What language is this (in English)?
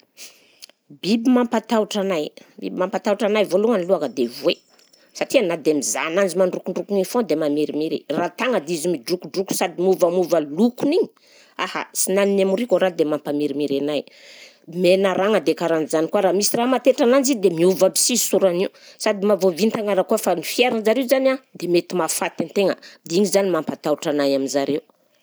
Southern Betsimisaraka Malagasy